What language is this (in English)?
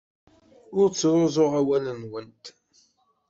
Kabyle